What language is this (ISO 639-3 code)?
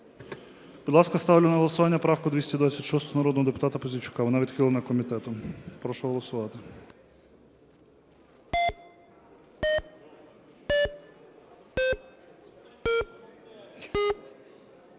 ukr